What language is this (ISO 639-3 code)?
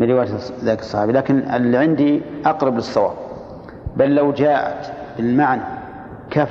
ara